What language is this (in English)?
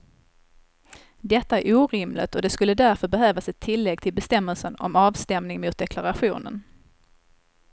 Swedish